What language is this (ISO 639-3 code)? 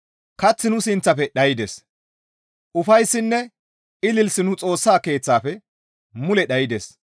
gmv